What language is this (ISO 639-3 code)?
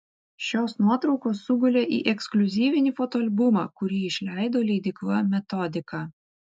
lit